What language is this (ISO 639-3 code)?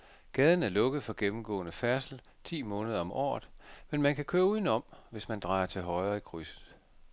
dan